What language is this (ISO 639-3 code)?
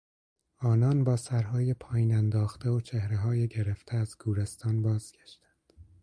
fas